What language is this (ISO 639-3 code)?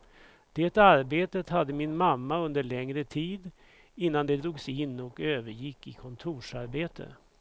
swe